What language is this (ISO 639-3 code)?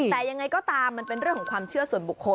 tha